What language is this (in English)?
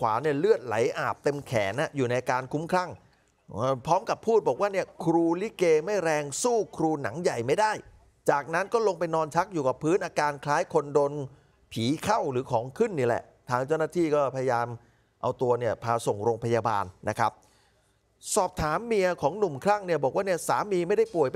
Thai